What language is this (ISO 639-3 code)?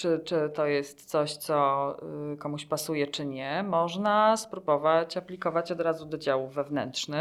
pol